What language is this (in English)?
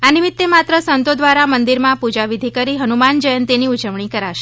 Gujarati